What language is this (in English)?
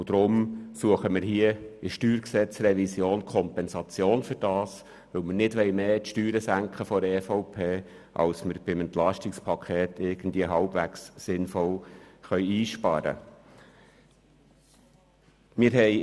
Swiss German